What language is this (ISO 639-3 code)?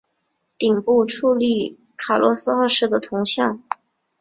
zho